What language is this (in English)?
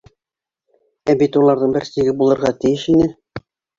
Bashkir